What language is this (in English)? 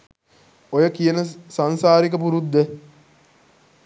Sinhala